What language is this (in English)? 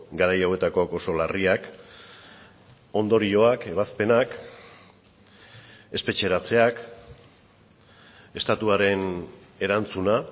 Basque